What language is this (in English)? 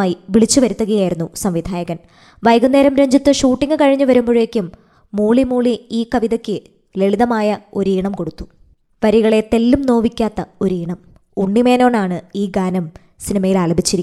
Malayalam